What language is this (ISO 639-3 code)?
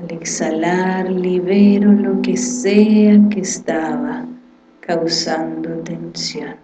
spa